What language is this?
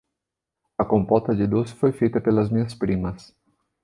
Portuguese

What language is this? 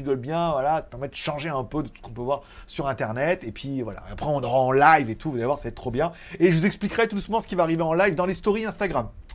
French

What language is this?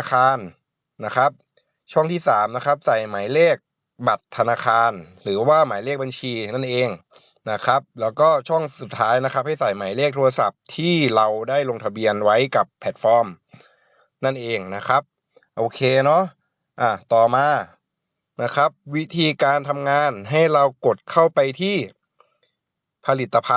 Thai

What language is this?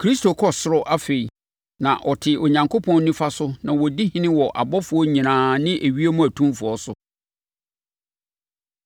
Akan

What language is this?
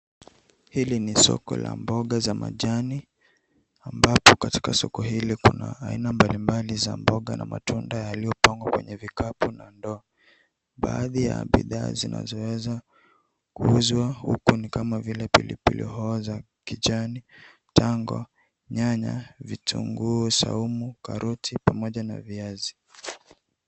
Swahili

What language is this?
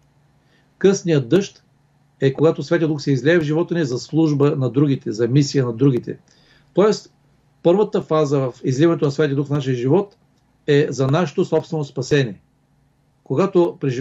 Bulgarian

